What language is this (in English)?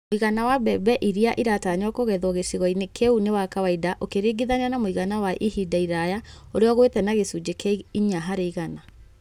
Kikuyu